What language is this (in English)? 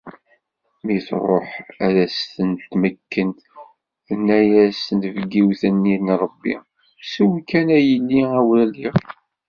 Kabyle